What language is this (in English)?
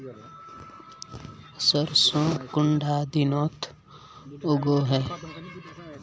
Magahi